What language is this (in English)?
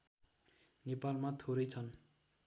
Nepali